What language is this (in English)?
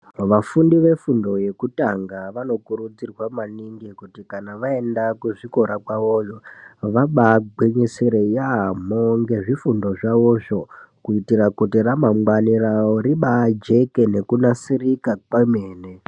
Ndau